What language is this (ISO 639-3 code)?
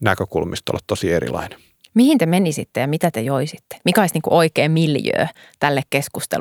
fin